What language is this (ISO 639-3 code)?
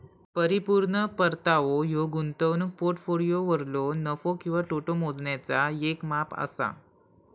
mar